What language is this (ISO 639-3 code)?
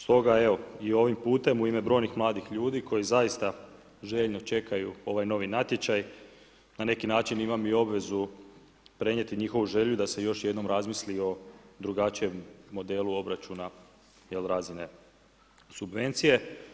hrv